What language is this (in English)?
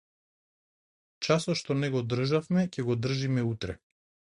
Macedonian